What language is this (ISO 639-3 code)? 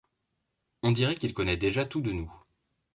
fra